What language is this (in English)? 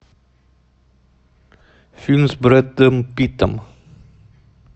Russian